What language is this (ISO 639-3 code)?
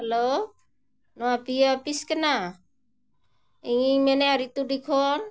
sat